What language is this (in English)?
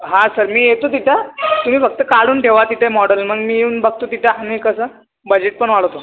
Marathi